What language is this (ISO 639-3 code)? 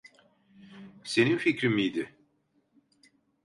tur